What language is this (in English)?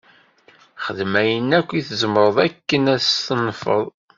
Kabyle